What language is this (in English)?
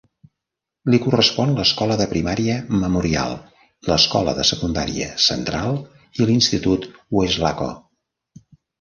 Catalan